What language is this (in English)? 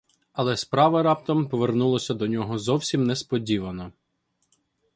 Ukrainian